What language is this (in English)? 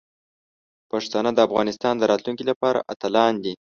Pashto